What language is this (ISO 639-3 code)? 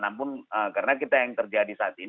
ind